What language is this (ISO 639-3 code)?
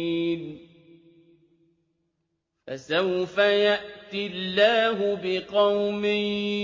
ara